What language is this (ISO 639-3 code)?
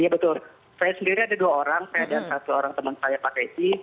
ind